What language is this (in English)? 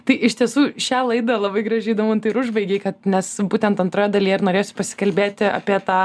Lithuanian